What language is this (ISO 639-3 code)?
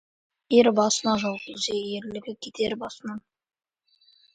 kaz